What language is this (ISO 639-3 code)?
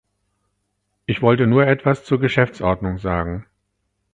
deu